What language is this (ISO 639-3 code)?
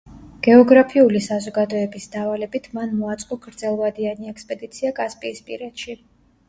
kat